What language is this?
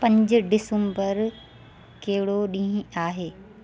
Sindhi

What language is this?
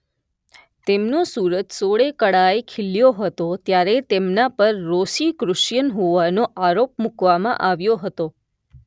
Gujarati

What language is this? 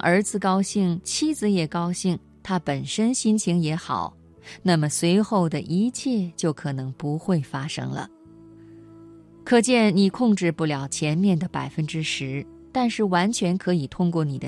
Chinese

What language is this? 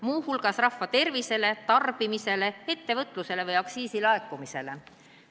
Estonian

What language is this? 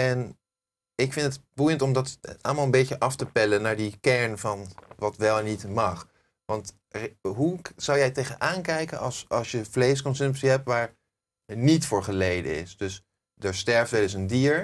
Dutch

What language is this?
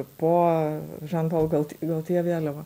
Lithuanian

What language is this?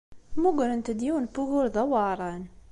Kabyle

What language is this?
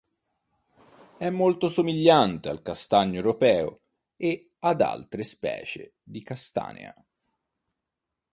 Italian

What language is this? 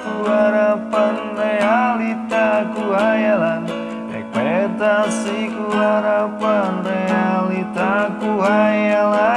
Indonesian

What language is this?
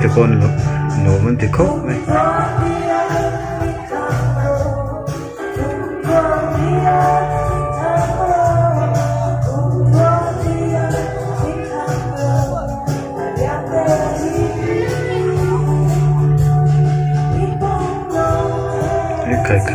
Arabic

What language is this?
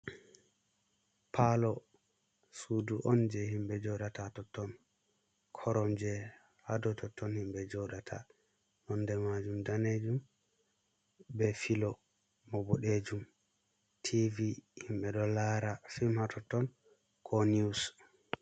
Fula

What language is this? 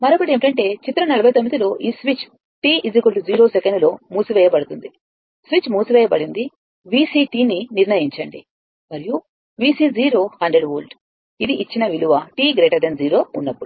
Telugu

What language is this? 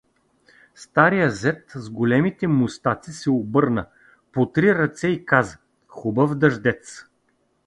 Bulgarian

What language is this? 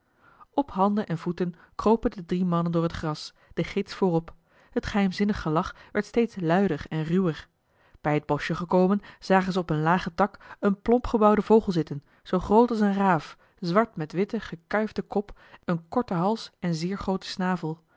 Dutch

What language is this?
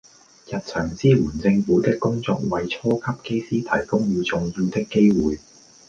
Cantonese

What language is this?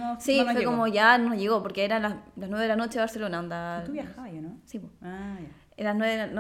Spanish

